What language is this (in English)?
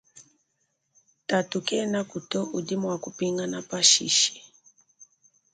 Luba-Lulua